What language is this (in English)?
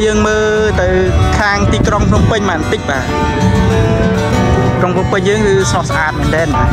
Thai